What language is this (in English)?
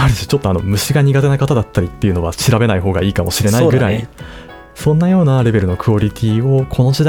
Japanese